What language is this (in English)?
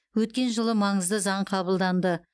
Kazakh